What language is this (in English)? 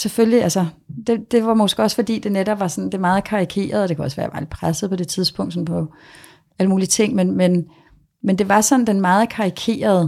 Danish